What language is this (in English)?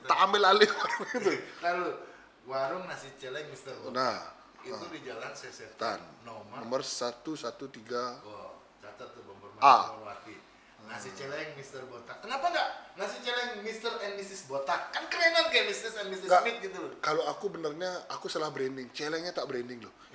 Indonesian